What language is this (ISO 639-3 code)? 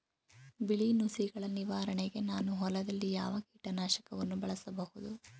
kan